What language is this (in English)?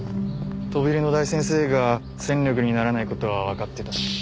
Japanese